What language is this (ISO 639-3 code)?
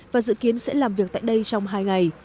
vie